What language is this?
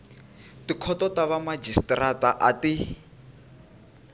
Tsonga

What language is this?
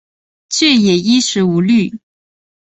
Chinese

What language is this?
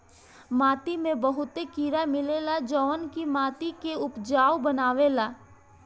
Bhojpuri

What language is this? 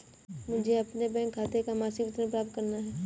Hindi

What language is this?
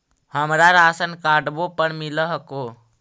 Magahi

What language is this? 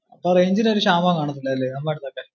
Malayalam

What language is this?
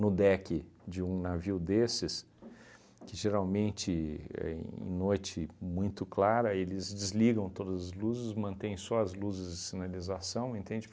Portuguese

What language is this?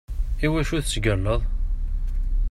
Kabyle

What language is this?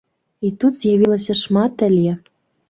Belarusian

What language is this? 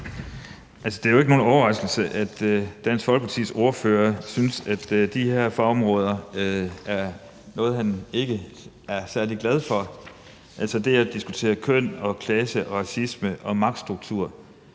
Danish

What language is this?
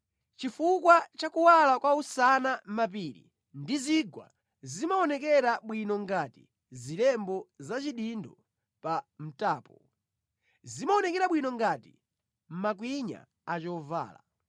Nyanja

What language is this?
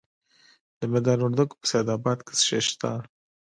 Pashto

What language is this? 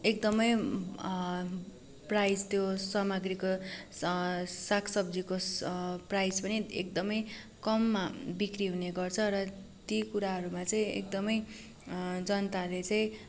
Nepali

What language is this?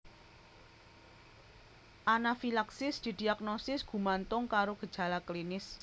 Javanese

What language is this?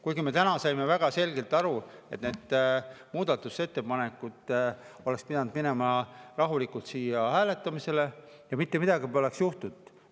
Estonian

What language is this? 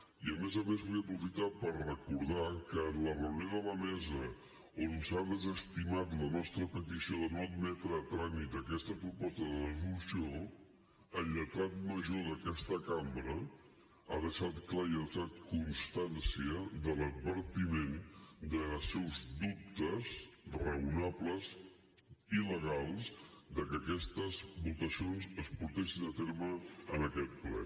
Catalan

